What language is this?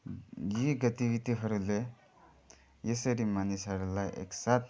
Nepali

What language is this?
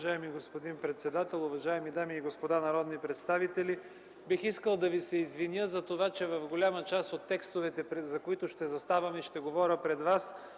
Bulgarian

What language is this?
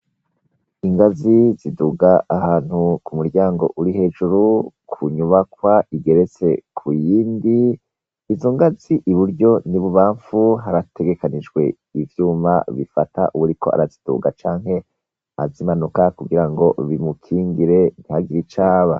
Rundi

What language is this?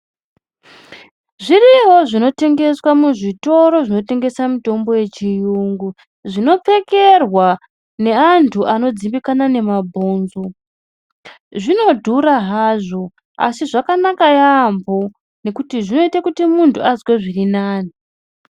Ndau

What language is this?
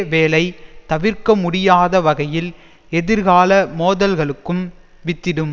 Tamil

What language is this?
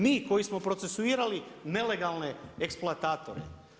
Croatian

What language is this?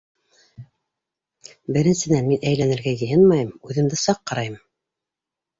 Bashkir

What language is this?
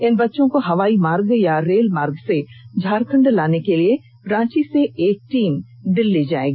Hindi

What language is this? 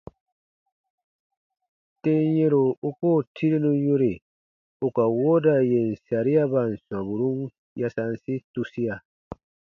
Baatonum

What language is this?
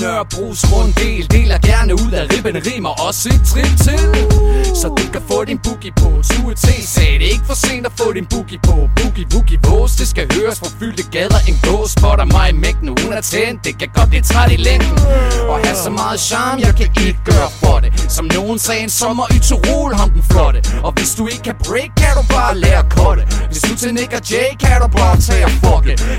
Danish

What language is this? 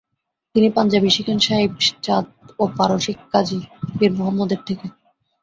Bangla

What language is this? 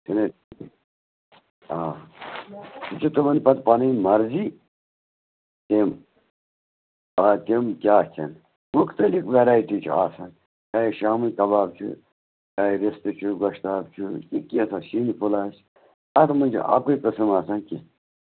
Kashmiri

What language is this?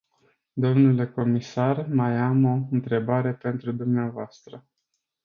Romanian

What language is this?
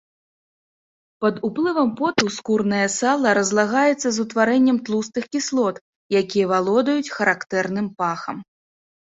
Belarusian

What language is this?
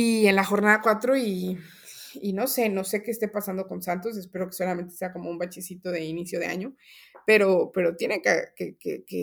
Spanish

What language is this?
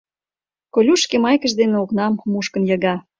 Mari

